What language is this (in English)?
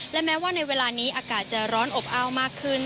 Thai